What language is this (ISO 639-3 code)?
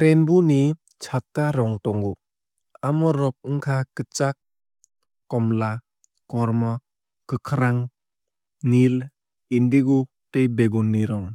trp